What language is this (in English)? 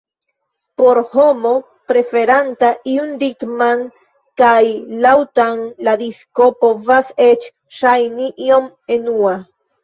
Esperanto